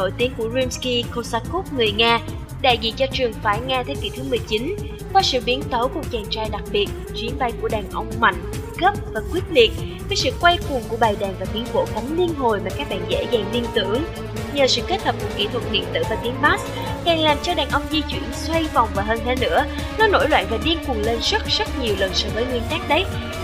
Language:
Vietnamese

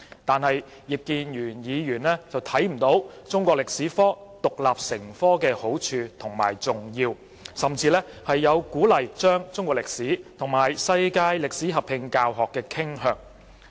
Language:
Cantonese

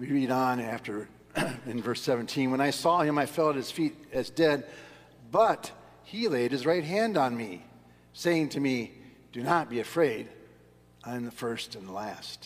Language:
English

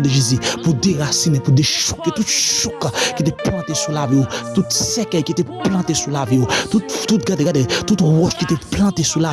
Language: French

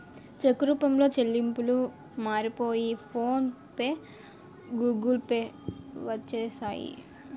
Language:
Telugu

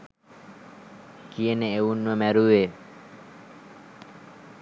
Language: Sinhala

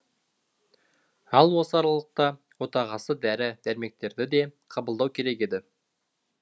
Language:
Kazakh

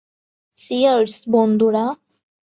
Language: Bangla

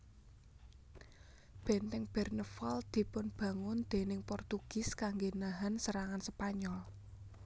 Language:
Javanese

